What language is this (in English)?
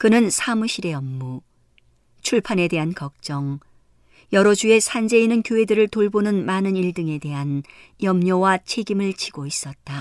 Korean